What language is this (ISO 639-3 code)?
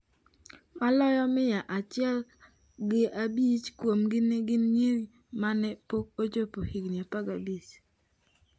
luo